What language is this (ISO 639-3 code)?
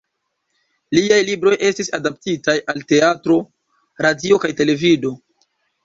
epo